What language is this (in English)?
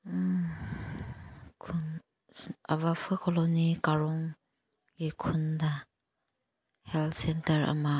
Manipuri